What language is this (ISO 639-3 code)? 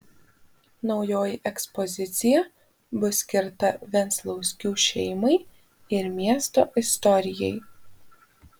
lit